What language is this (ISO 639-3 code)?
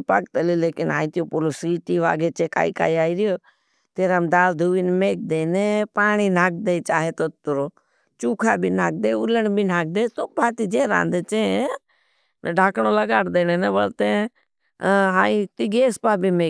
bhb